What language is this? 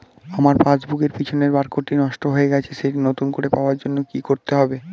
Bangla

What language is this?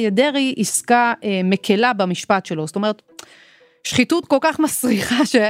Hebrew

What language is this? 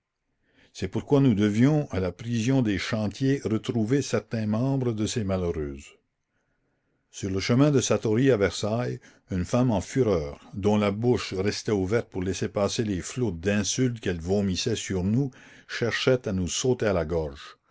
French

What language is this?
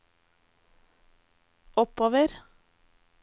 Norwegian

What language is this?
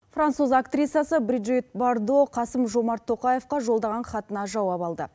Kazakh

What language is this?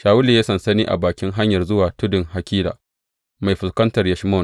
Hausa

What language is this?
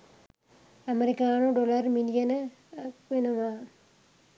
Sinhala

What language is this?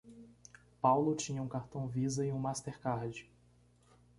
Portuguese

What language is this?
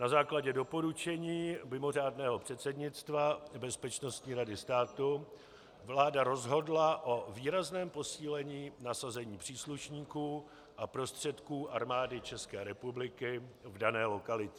Czech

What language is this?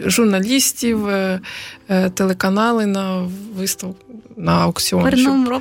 Ukrainian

